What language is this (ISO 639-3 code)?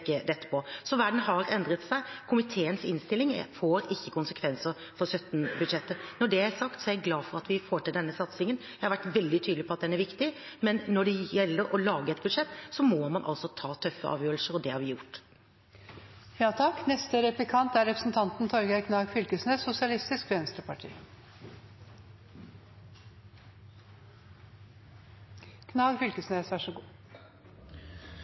nor